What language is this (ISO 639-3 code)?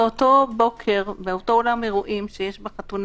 heb